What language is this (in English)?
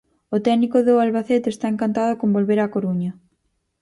Galician